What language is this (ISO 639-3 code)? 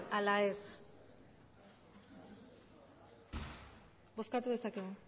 eus